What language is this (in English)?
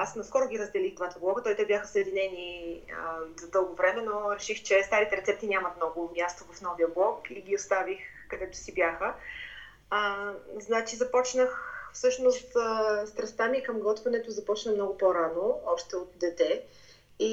Bulgarian